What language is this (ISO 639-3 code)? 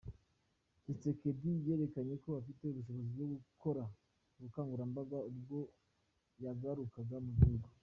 kin